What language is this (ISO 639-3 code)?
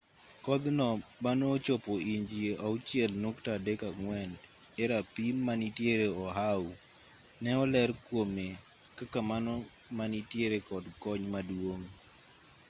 luo